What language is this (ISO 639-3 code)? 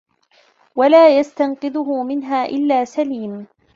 ara